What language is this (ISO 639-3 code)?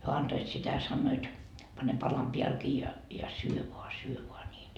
fin